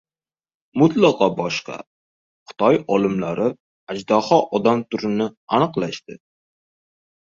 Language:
Uzbek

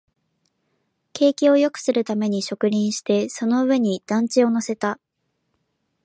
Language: Japanese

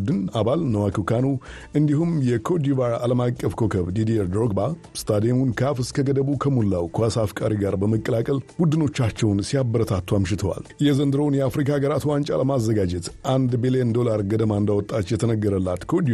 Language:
Amharic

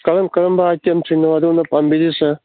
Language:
Manipuri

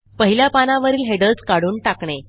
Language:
Marathi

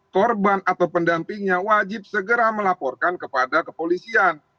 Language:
Indonesian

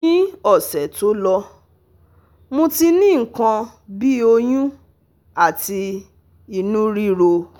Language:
Yoruba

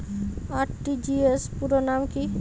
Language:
Bangla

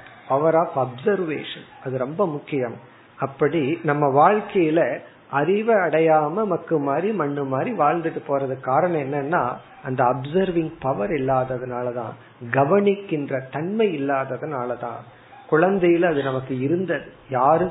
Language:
Tamil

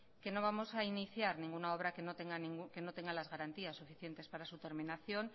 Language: Spanish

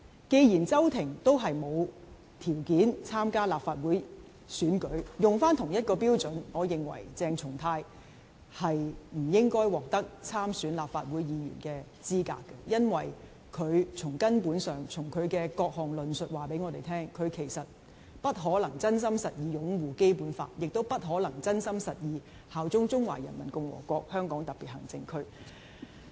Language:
Cantonese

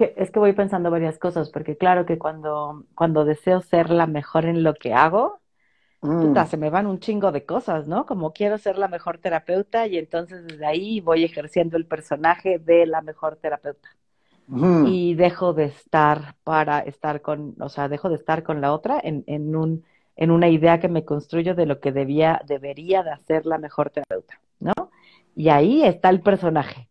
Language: Spanish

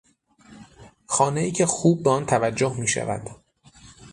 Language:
Persian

